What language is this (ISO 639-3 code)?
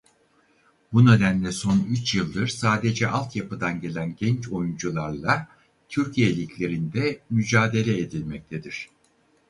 tur